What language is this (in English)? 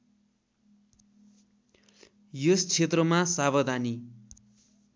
Nepali